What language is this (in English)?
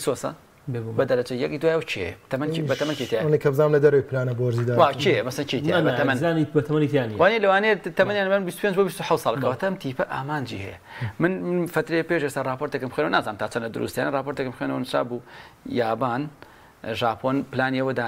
Arabic